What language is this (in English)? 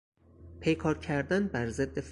Persian